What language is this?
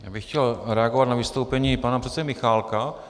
Czech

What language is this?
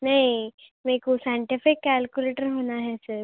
Urdu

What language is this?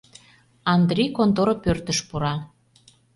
Mari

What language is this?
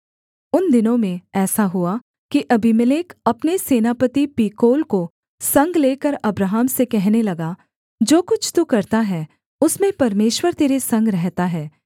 Hindi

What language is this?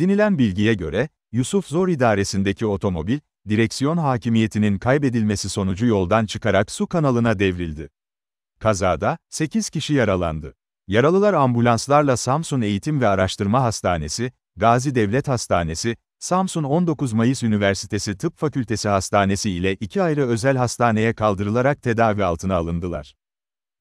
Turkish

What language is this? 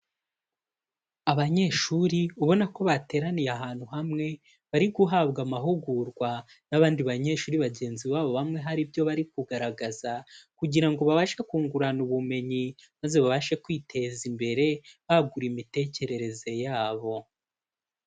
Kinyarwanda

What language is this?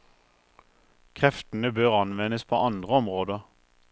Norwegian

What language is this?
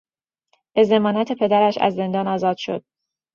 Persian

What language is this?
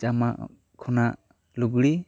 Santali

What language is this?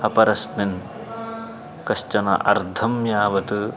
Sanskrit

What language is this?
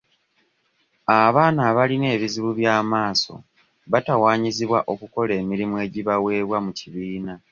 Ganda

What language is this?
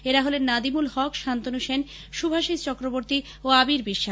Bangla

